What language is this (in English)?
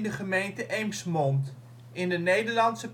Dutch